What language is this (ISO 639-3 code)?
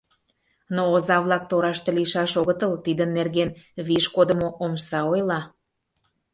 chm